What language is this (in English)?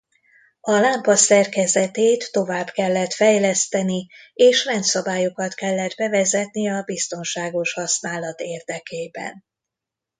Hungarian